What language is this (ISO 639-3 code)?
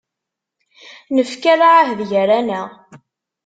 kab